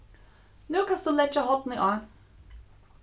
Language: Faroese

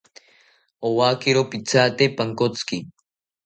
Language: South Ucayali Ashéninka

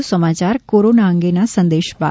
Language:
Gujarati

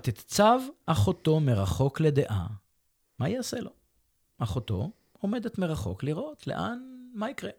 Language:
Hebrew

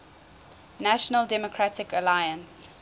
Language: English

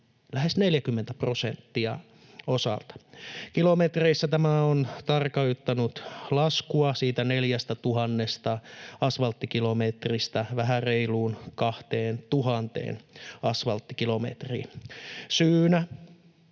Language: Finnish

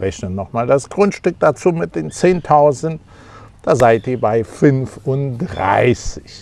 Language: German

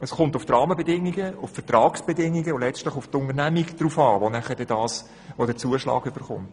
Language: Swiss German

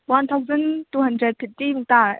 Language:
Manipuri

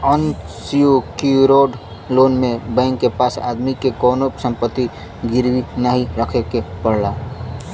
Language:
Bhojpuri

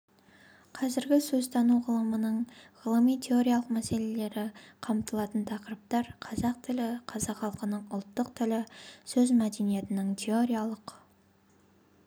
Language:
Kazakh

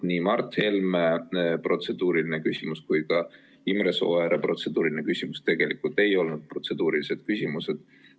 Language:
Estonian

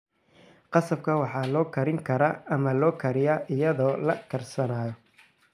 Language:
Somali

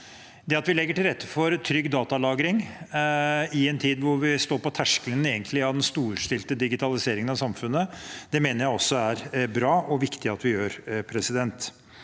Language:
Norwegian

